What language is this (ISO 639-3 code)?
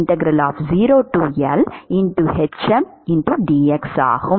tam